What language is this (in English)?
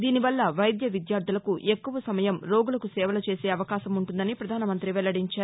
Telugu